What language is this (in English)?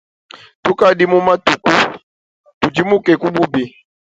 Luba-Lulua